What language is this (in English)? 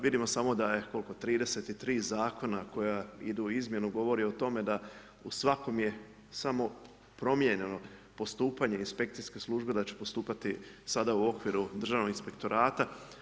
Croatian